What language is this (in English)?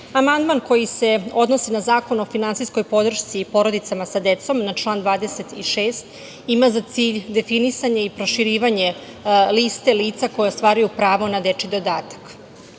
Serbian